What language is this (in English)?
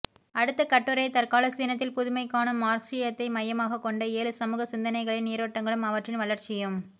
Tamil